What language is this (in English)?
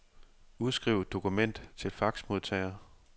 Danish